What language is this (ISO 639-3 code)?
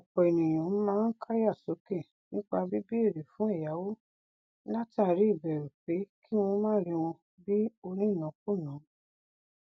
yor